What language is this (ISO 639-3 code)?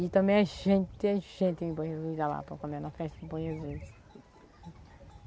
por